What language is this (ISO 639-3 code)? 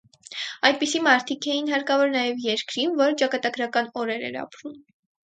hye